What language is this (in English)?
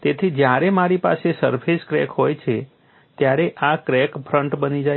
Gujarati